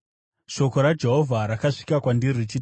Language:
Shona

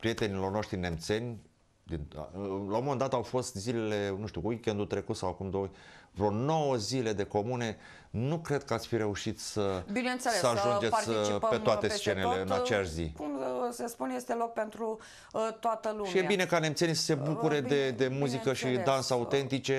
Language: Romanian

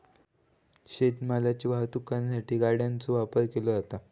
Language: Marathi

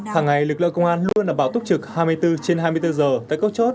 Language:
Vietnamese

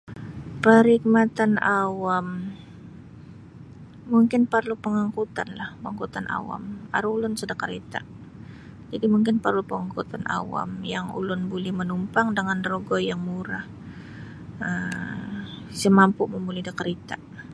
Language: Sabah Bisaya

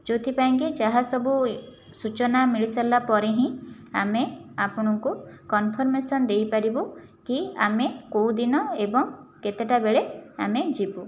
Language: Odia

